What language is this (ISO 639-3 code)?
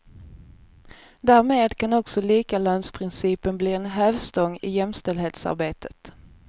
swe